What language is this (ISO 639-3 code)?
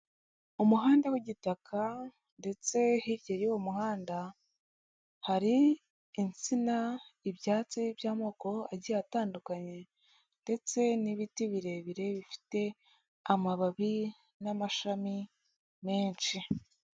kin